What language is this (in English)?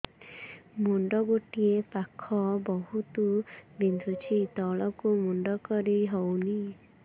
Odia